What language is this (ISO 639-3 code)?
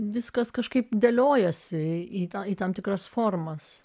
lit